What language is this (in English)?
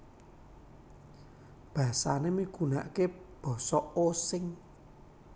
Javanese